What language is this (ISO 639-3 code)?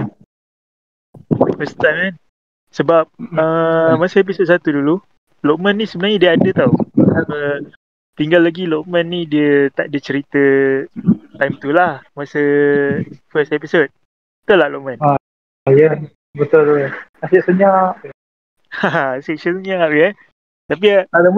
msa